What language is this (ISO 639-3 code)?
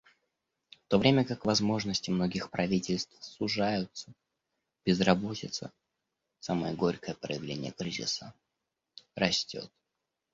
rus